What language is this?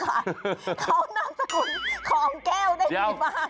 Thai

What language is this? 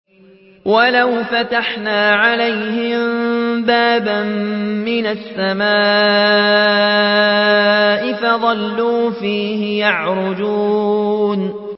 Arabic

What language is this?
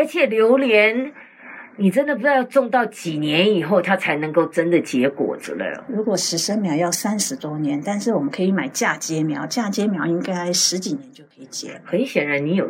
Chinese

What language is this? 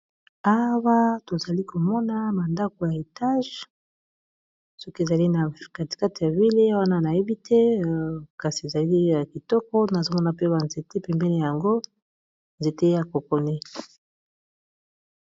Lingala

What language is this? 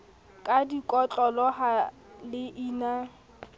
Southern Sotho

